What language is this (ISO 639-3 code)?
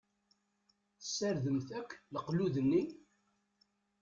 kab